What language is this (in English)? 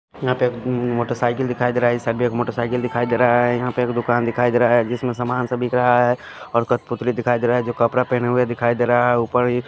Hindi